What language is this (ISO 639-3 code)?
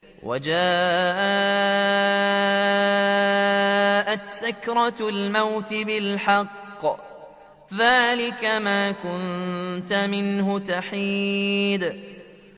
ara